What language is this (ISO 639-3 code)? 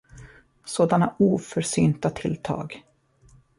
swe